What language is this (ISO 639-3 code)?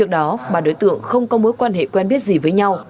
vie